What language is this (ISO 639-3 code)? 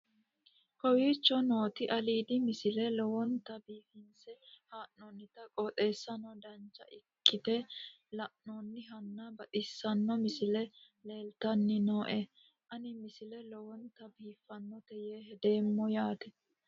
sid